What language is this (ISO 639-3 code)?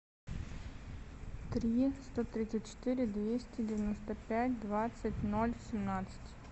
rus